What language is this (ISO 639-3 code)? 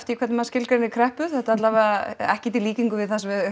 isl